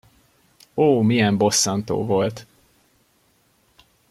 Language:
Hungarian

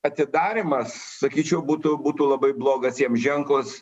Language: Lithuanian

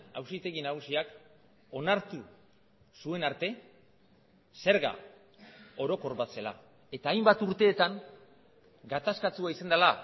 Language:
Basque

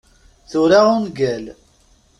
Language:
Kabyle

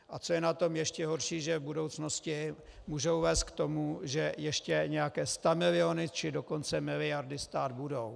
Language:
Czech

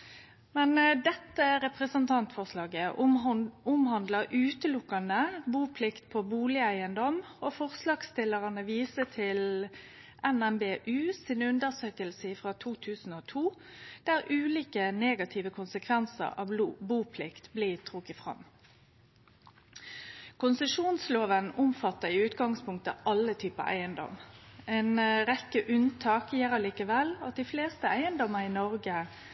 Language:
Norwegian Nynorsk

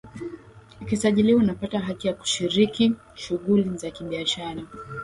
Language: Swahili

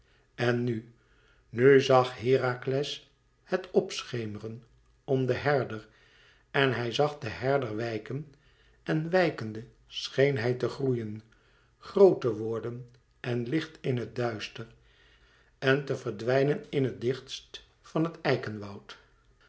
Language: Dutch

